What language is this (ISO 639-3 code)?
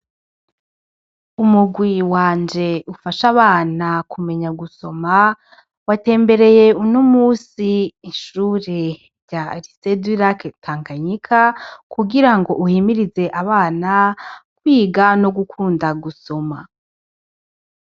run